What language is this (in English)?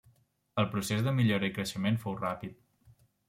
Catalan